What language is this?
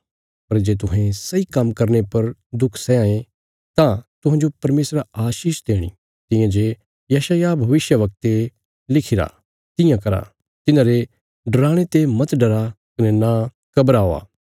Bilaspuri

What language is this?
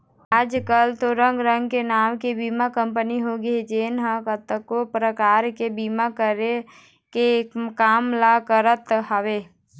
Chhattisgarhi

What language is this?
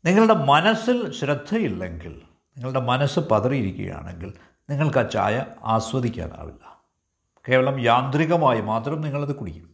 Malayalam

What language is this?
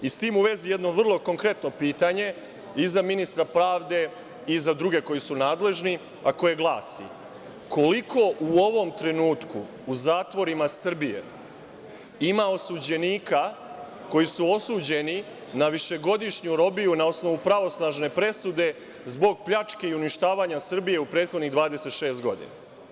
Serbian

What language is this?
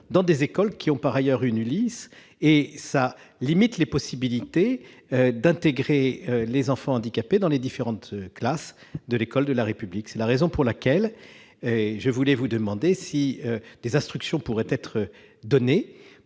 French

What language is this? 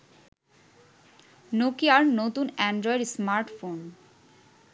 Bangla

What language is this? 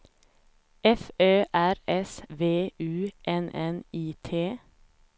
Swedish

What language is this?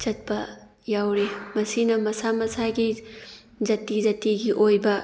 Manipuri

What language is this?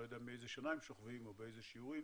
Hebrew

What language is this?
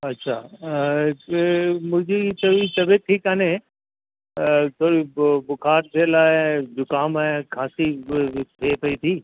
Sindhi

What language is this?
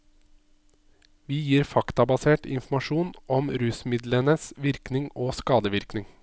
Norwegian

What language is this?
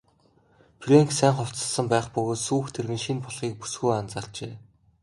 Mongolian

